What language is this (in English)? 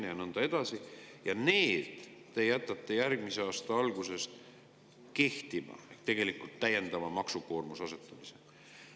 Estonian